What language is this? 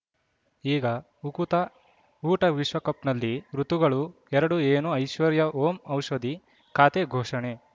Kannada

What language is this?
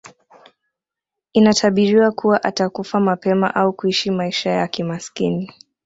Swahili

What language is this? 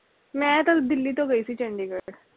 Punjabi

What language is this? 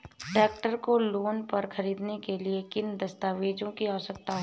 Hindi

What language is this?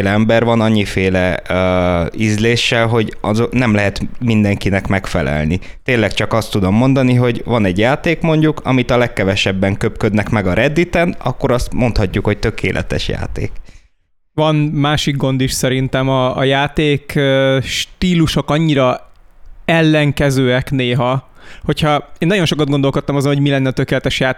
Hungarian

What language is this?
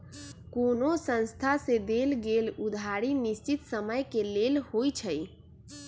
Magahi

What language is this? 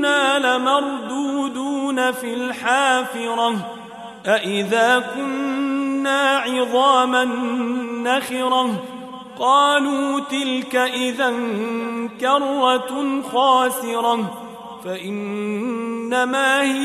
Arabic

